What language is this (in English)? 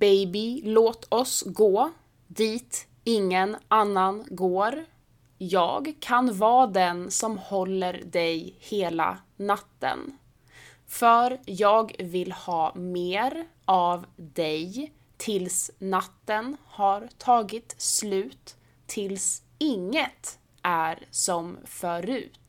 Swedish